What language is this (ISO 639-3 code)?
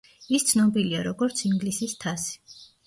kat